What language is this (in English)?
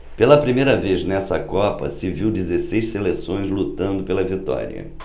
Portuguese